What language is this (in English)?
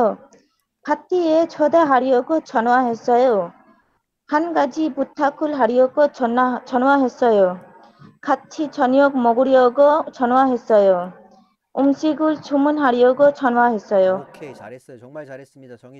Korean